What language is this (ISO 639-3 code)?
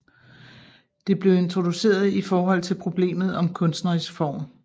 dan